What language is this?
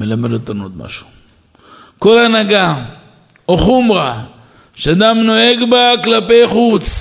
Hebrew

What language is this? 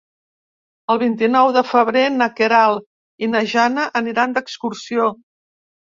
Catalan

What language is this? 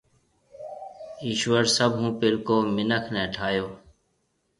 Marwari (Pakistan)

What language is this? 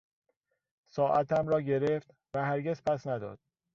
Persian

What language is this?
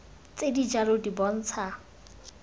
Tswana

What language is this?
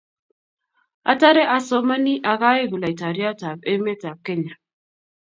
Kalenjin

